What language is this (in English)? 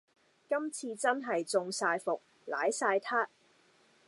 Cantonese